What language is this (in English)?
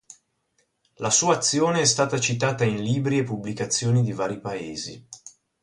Italian